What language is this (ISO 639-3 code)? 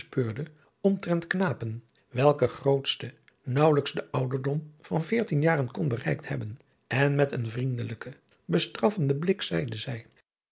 nld